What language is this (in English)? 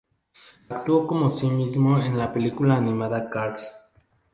Spanish